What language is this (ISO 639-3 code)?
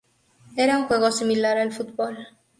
spa